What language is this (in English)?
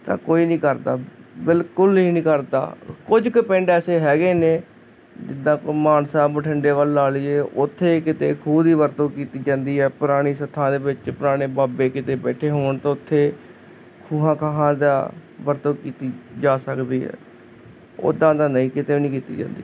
Punjabi